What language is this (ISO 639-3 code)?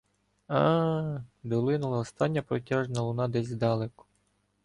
ukr